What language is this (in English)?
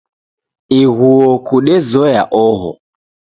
Taita